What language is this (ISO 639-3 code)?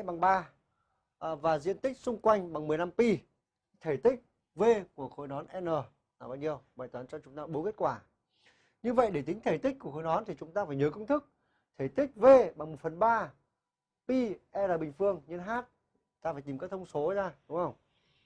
vie